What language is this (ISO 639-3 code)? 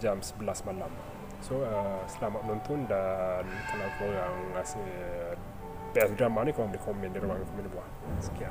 msa